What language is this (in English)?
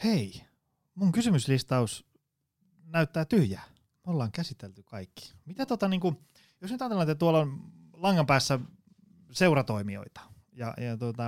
Finnish